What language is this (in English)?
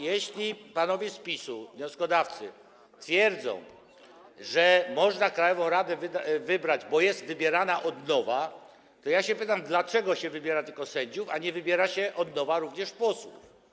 Polish